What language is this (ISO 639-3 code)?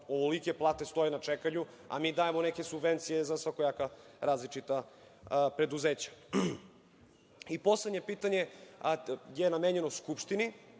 srp